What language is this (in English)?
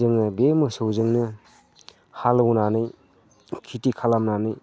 Bodo